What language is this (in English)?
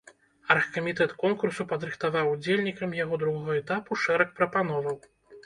Belarusian